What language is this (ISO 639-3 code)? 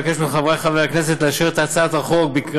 heb